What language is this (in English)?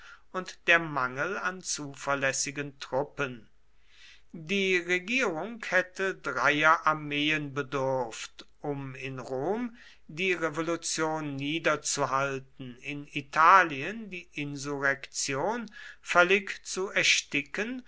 German